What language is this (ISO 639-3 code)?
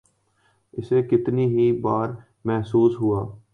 urd